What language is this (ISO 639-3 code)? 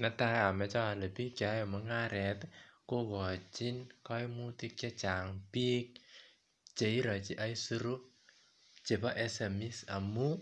kln